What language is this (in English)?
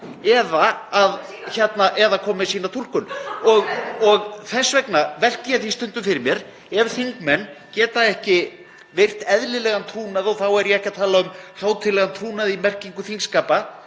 Icelandic